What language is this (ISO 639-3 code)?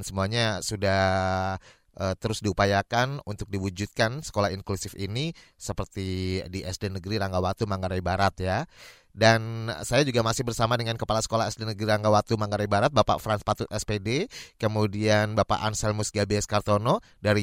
ind